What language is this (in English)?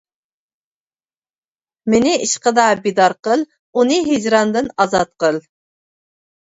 Uyghur